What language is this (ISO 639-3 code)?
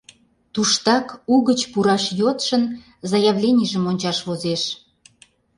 chm